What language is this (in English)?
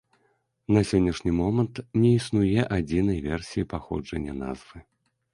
Belarusian